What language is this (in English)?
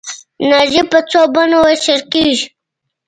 Pashto